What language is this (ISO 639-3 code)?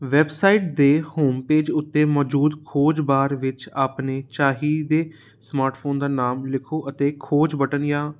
pan